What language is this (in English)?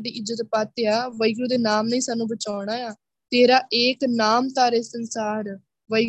Punjabi